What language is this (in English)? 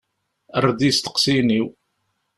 Kabyle